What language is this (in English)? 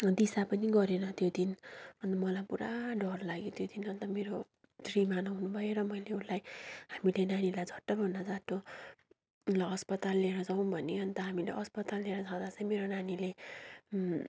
Nepali